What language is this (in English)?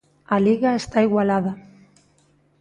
Galician